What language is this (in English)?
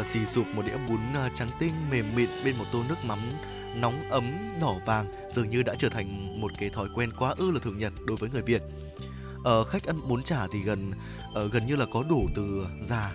Vietnamese